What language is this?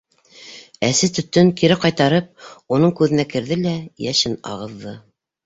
Bashkir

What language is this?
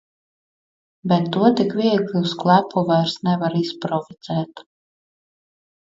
Latvian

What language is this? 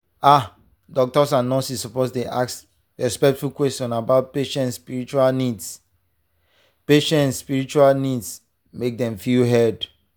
Nigerian Pidgin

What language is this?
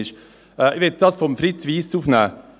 Swiss German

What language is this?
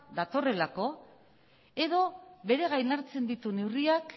Basque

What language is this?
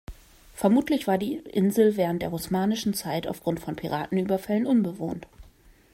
German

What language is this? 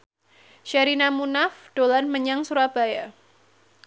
Javanese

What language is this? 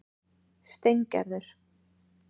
Icelandic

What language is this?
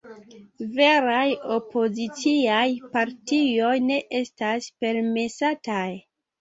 Esperanto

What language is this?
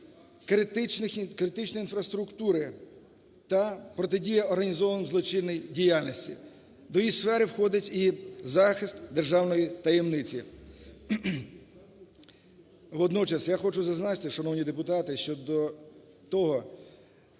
Ukrainian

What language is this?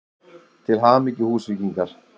Icelandic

